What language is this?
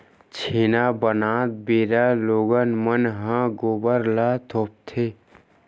Chhattisgarhi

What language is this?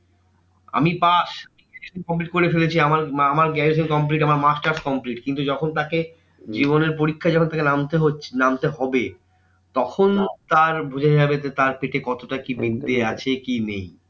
Bangla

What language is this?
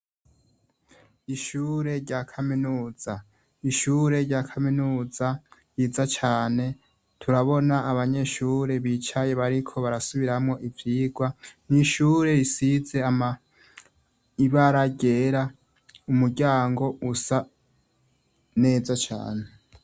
Rundi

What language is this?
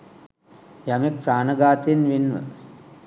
Sinhala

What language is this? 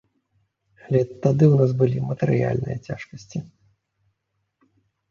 Belarusian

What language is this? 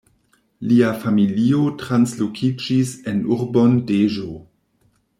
Esperanto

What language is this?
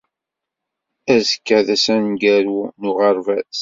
Kabyle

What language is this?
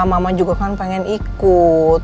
Indonesian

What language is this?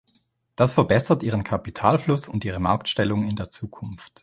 German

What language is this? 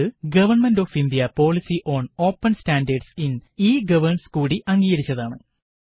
Malayalam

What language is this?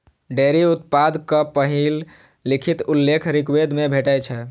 Maithili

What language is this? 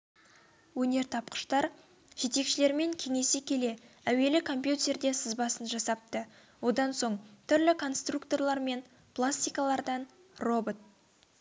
Kazakh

